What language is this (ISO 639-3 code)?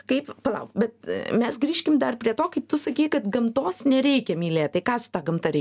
lit